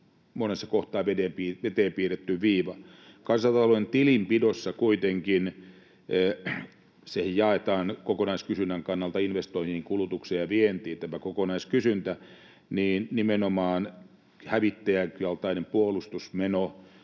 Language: Finnish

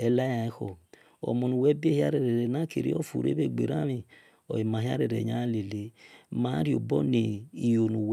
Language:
Esan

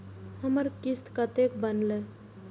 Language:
Maithili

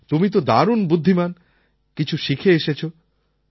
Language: Bangla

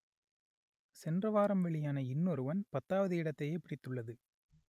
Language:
Tamil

